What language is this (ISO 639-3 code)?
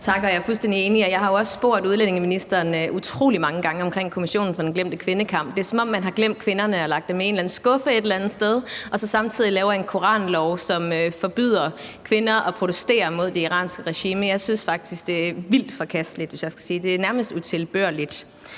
dan